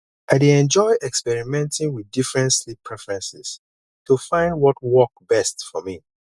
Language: Nigerian Pidgin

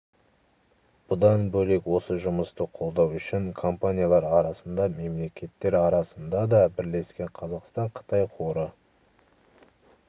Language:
Kazakh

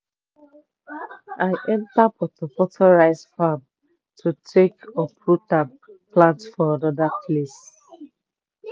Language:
Nigerian Pidgin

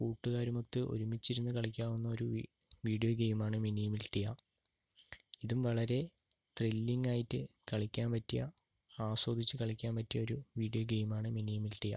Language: Malayalam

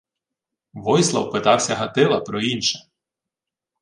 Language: Ukrainian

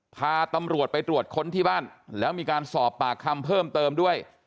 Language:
Thai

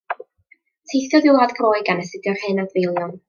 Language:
Welsh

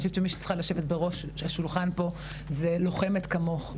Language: Hebrew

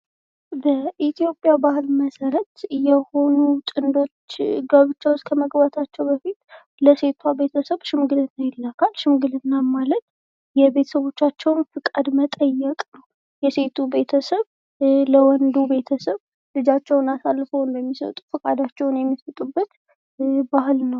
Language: Amharic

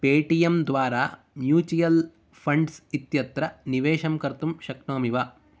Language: Sanskrit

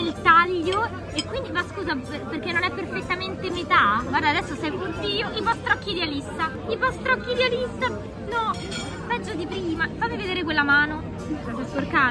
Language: Italian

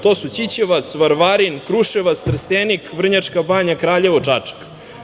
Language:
Serbian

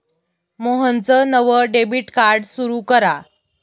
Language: Marathi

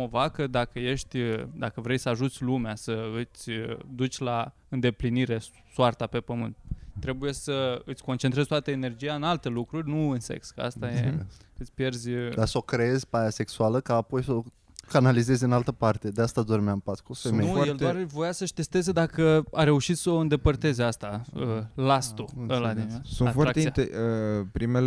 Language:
Romanian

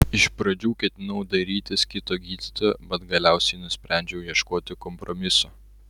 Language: Lithuanian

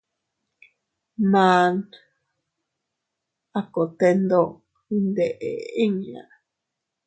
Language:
Teutila Cuicatec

